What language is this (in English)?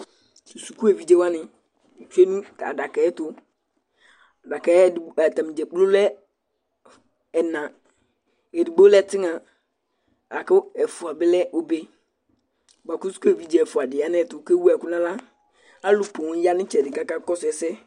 Ikposo